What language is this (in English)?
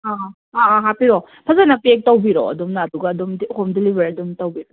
Manipuri